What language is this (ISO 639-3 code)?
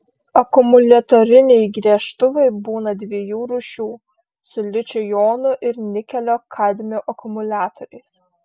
lit